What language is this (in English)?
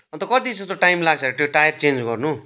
Nepali